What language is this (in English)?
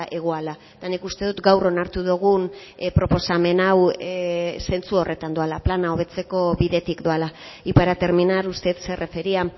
Basque